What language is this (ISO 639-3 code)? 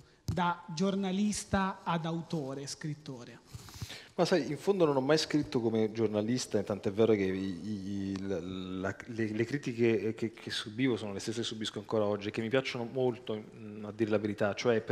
ita